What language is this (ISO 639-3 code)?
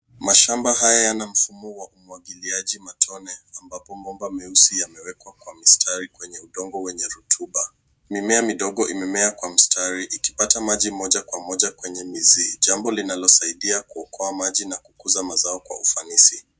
swa